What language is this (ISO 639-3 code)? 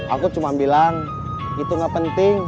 ind